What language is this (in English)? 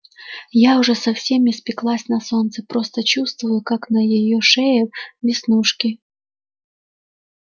Russian